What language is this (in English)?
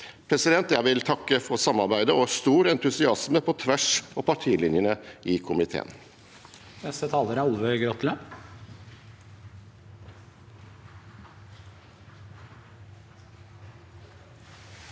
Norwegian